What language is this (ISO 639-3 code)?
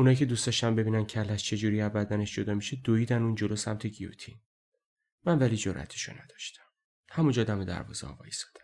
fas